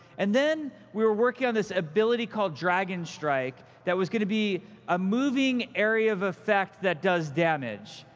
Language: English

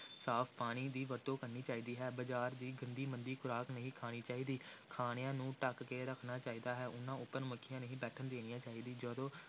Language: Punjabi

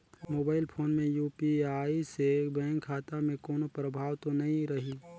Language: Chhattisgarhi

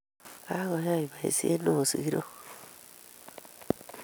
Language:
Kalenjin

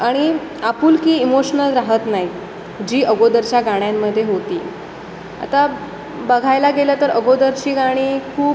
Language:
Marathi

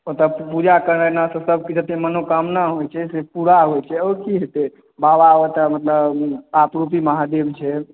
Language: Maithili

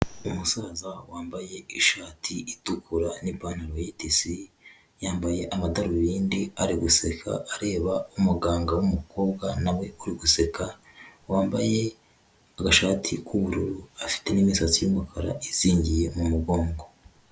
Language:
Kinyarwanda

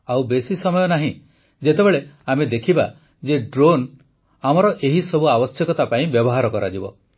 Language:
Odia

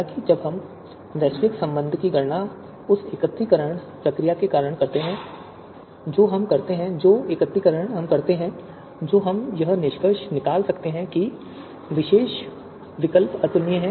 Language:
Hindi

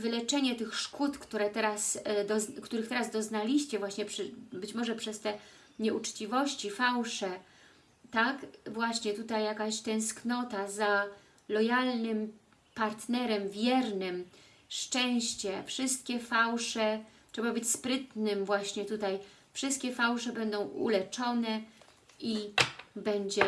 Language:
Polish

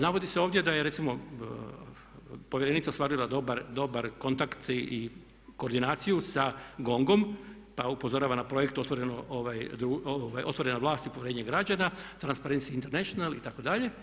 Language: Croatian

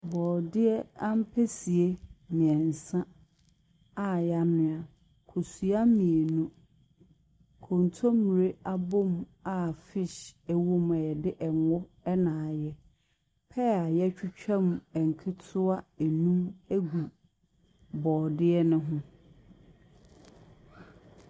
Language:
Akan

